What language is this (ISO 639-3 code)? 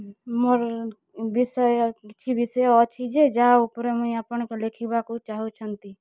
ori